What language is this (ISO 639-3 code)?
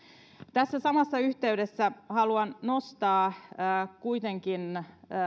fin